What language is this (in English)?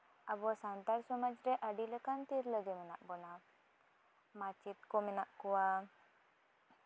Santali